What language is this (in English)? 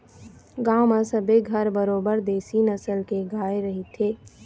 Chhattisgarhi